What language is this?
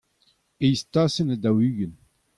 Breton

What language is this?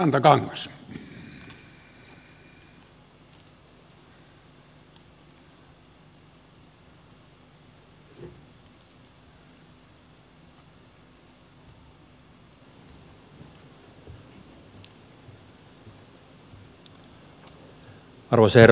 Finnish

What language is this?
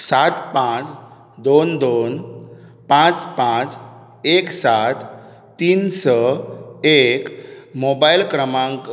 Konkani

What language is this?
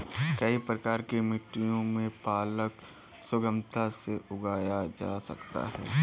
Hindi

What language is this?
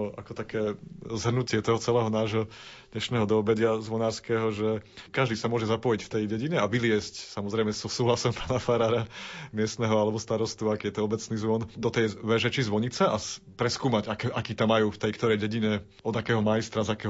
Slovak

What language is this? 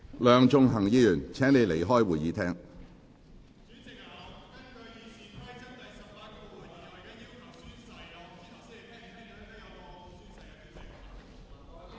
Cantonese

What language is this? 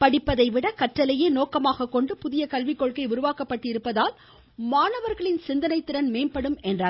Tamil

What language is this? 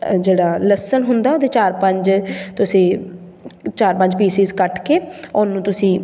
Punjabi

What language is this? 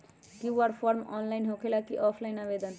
Magahi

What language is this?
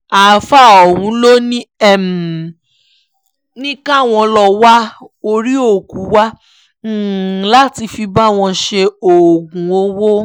Yoruba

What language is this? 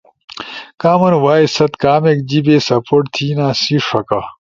Ushojo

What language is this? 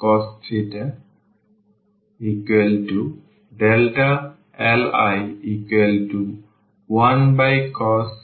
Bangla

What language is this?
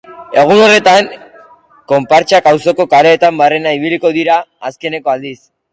Basque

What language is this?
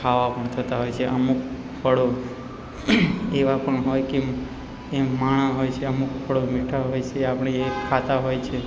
Gujarati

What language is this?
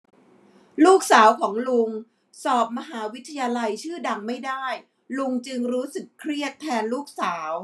Thai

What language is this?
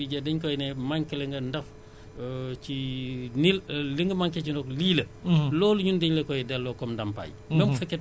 Wolof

